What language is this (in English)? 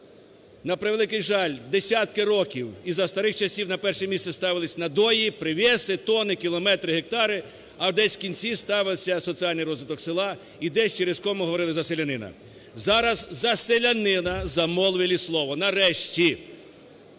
Ukrainian